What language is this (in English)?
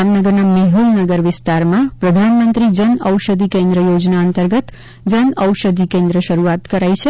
Gujarati